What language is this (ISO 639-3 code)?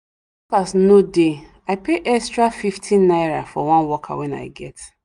pcm